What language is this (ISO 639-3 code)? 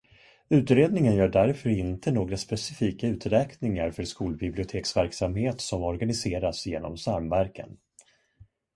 swe